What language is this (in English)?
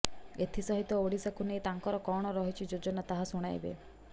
Odia